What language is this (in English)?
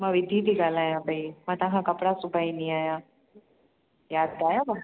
Sindhi